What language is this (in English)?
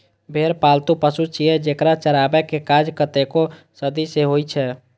Maithili